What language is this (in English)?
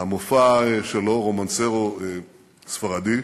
Hebrew